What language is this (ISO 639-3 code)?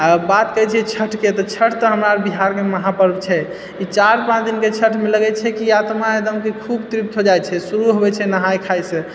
mai